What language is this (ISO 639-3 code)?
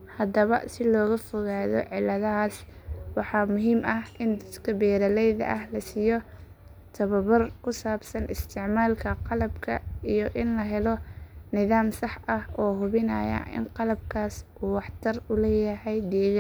som